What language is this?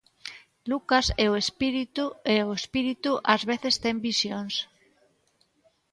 Galician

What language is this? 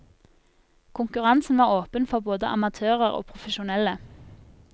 Norwegian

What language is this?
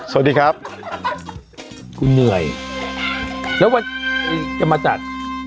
Thai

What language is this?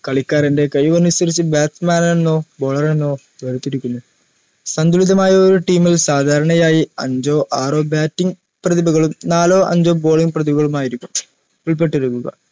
Malayalam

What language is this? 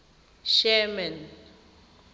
Tswana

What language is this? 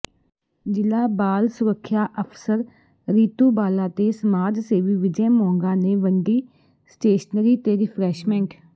Punjabi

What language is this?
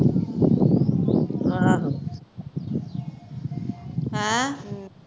Punjabi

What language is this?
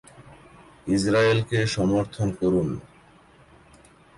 Bangla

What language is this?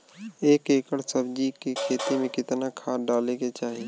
Bhojpuri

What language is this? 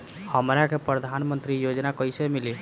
Bhojpuri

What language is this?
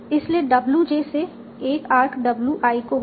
Hindi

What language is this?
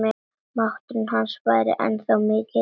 Icelandic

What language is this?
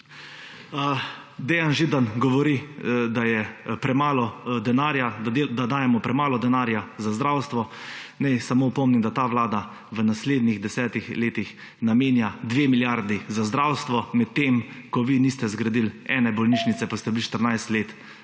Slovenian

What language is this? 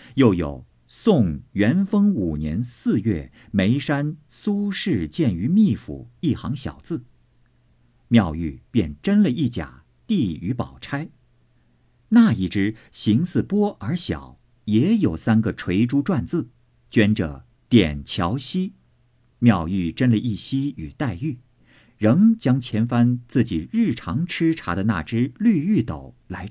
Chinese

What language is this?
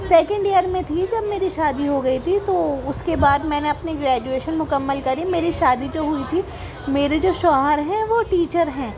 Urdu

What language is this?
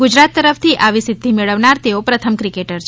Gujarati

